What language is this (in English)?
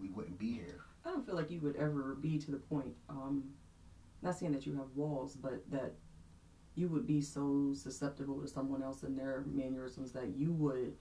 English